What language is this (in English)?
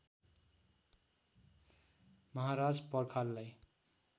Nepali